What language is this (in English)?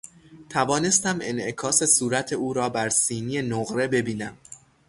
Persian